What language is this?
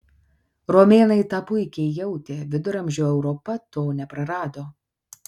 Lithuanian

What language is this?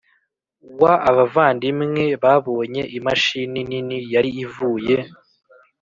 Kinyarwanda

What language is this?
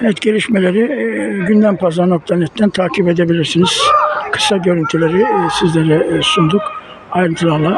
Turkish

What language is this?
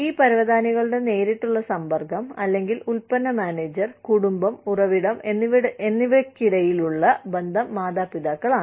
Malayalam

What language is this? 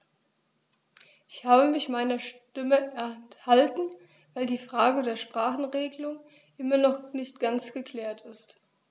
German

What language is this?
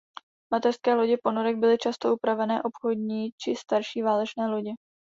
Czech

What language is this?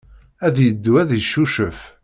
Kabyle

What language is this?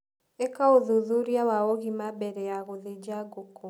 Kikuyu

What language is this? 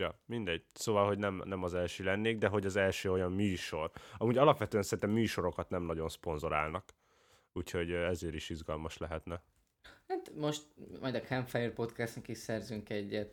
Hungarian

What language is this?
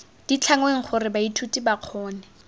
Tswana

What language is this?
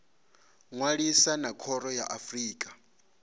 Venda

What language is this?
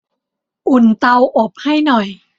Thai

